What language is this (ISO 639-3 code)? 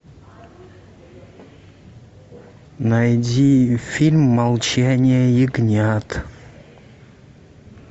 rus